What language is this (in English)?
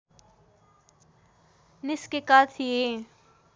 Nepali